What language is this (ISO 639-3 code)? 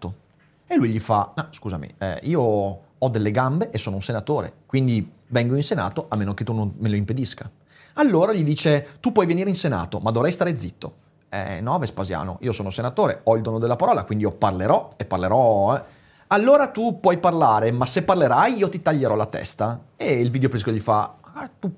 ita